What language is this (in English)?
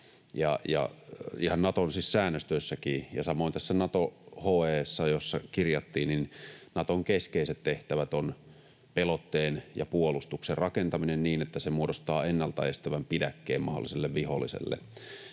Finnish